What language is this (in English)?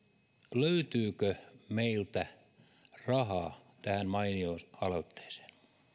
Finnish